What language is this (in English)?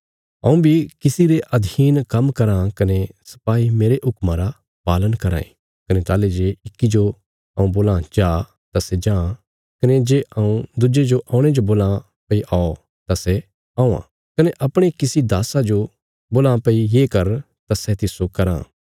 Bilaspuri